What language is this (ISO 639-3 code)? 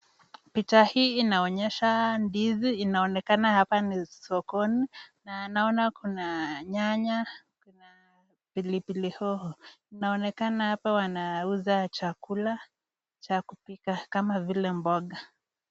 swa